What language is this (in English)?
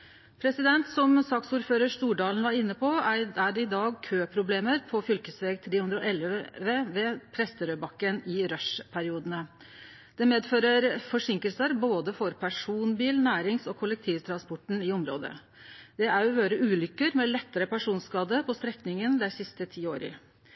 Norwegian Nynorsk